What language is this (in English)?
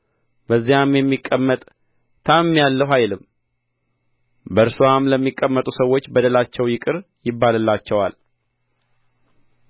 Amharic